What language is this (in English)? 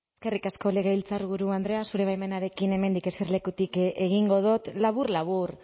Basque